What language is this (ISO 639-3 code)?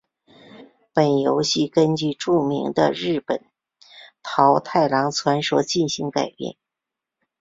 zho